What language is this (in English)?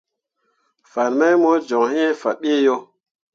Mundang